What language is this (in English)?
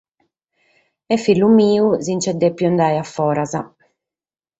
Sardinian